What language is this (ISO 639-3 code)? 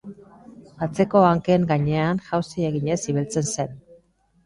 eus